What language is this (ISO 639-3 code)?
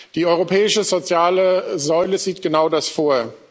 deu